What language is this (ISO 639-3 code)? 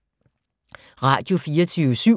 dan